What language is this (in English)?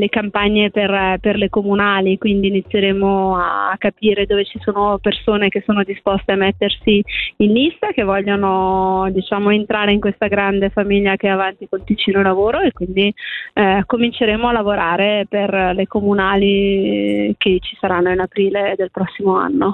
Italian